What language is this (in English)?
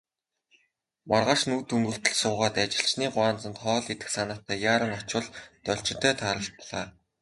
Mongolian